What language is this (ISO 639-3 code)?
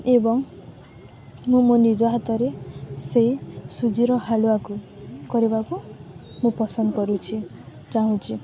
ori